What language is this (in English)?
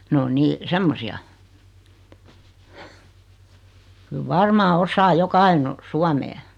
Finnish